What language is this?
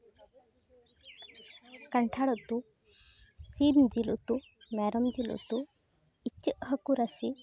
Santali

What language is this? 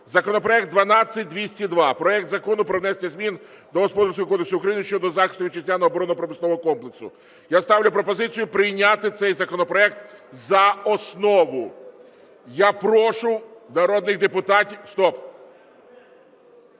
Ukrainian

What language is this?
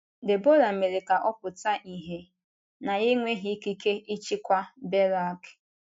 Igbo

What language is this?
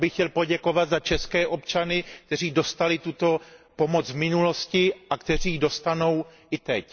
Czech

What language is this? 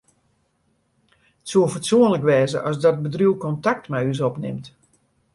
Western Frisian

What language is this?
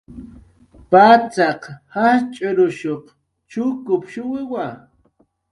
Jaqaru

